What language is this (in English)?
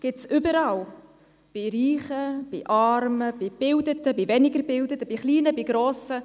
Swiss German